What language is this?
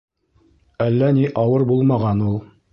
Bashkir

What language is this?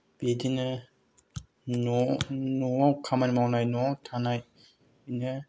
Bodo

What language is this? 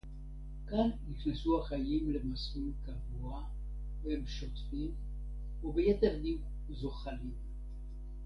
Hebrew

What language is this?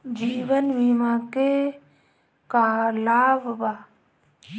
Bhojpuri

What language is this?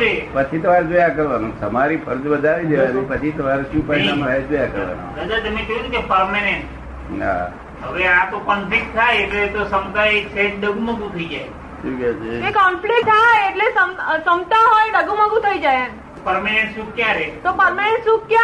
Gujarati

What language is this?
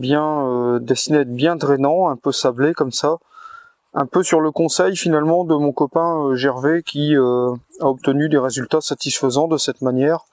French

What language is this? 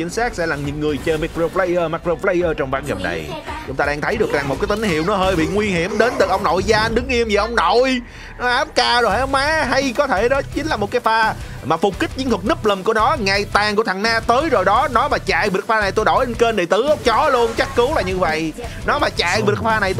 Vietnamese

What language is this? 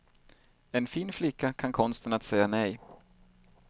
Swedish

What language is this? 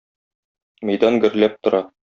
Tatar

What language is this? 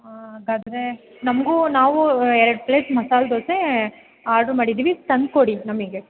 Kannada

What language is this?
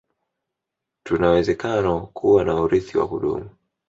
Swahili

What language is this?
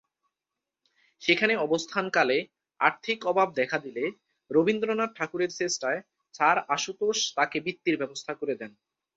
Bangla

